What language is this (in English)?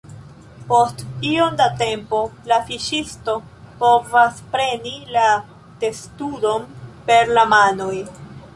Esperanto